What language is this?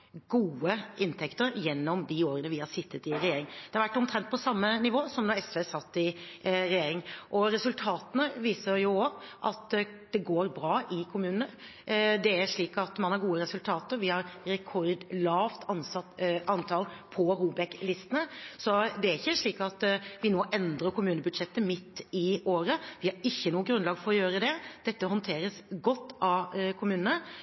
Norwegian Bokmål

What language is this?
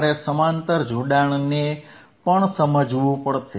Gujarati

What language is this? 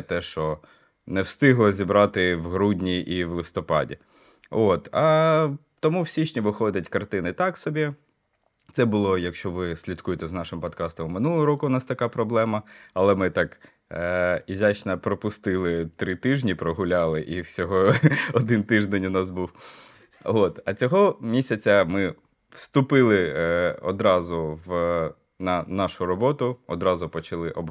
Ukrainian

